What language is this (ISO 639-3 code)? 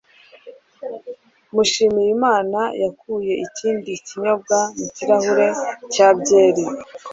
kin